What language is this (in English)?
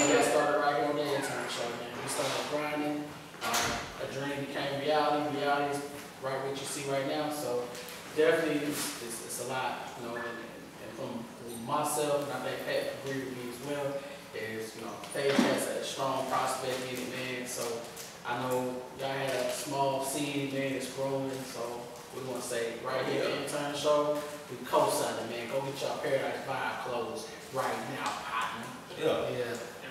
English